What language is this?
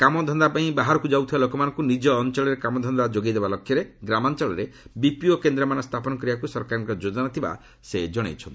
Odia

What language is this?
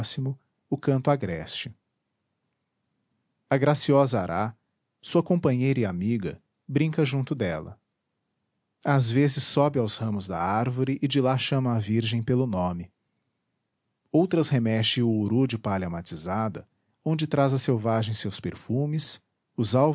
Portuguese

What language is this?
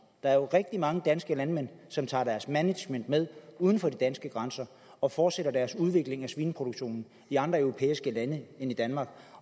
Danish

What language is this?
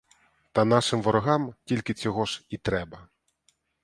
Ukrainian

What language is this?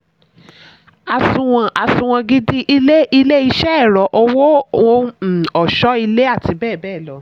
Yoruba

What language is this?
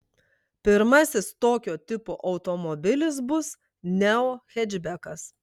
Lithuanian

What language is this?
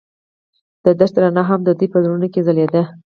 Pashto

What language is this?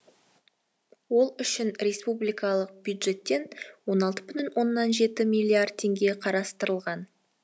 Kazakh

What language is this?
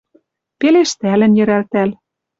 Western Mari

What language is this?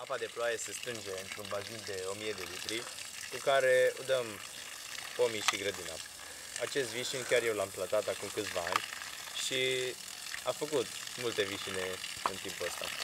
Romanian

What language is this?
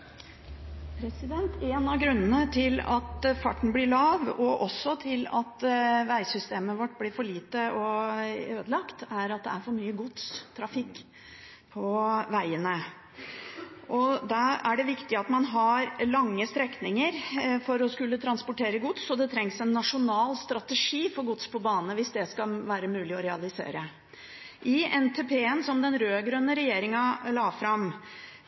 Norwegian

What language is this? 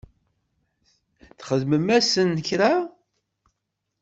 Kabyle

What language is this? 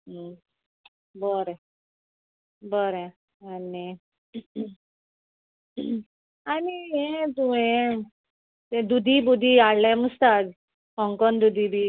Konkani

